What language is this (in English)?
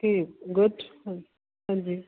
Punjabi